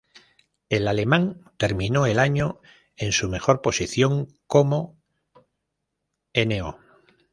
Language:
Spanish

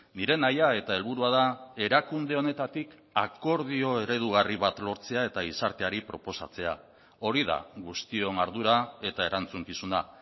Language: Basque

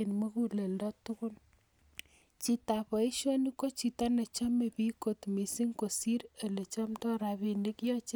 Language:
Kalenjin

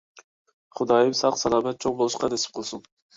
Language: Uyghur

